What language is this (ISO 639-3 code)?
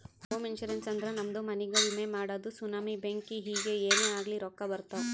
kan